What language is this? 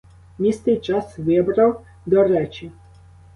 Ukrainian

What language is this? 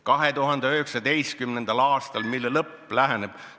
Estonian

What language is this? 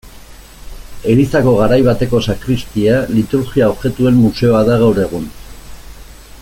Basque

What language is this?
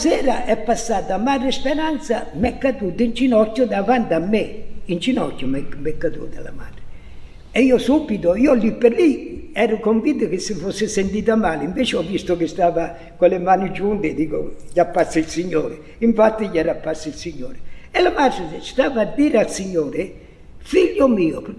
Italian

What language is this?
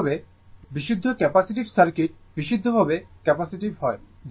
Bangla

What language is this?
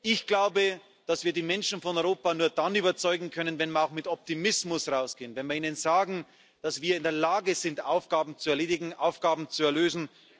German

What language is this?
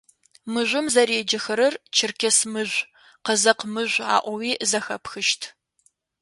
Adyghe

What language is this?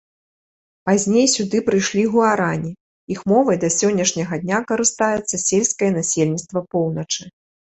Belarusian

